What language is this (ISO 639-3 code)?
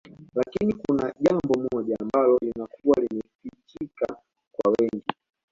swa